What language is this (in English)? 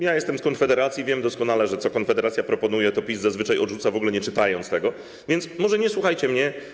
Polish